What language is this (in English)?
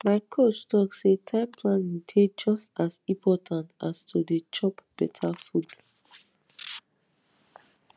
Nigerian Pidgin